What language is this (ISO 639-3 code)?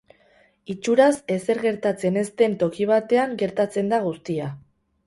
eus